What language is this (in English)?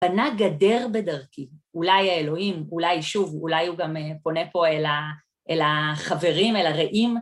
Hebrew